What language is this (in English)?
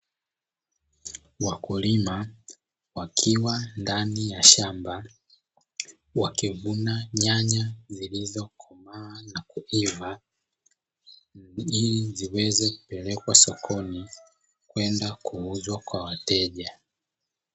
Swahili